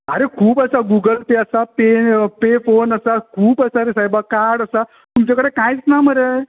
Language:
Konkani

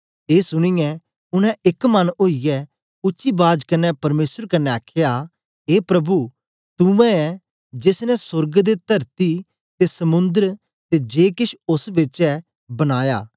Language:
Dogri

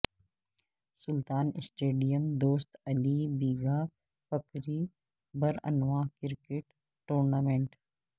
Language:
Urdu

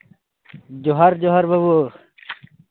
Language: Santali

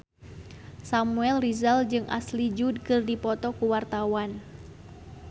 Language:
Sundanese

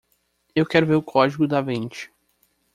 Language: Portuguese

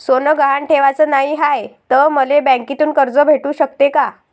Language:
Marathi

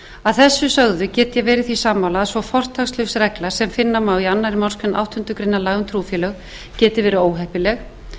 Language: Icelandic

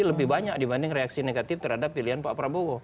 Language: Indonesian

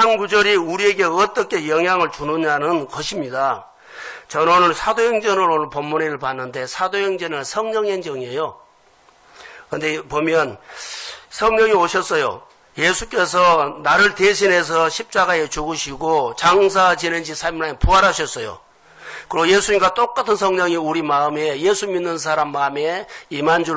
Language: Korean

